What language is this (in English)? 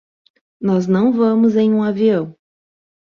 Portuguese